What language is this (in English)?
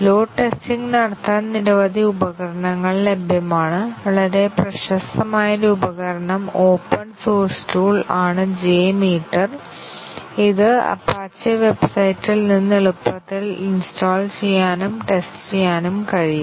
Malayalam